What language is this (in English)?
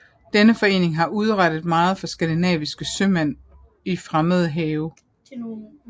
Danish